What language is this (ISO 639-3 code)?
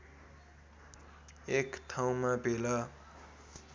nep